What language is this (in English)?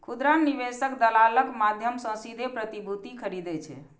Maithili